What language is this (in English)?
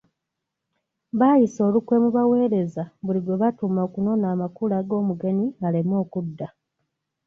Ganda